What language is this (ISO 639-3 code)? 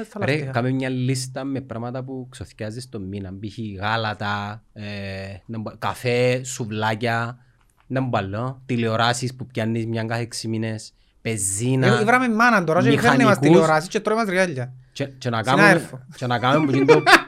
ell